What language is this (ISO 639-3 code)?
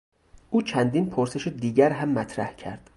fas